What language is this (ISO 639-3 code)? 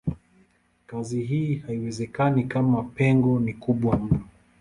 swa